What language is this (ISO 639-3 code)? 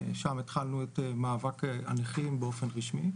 heb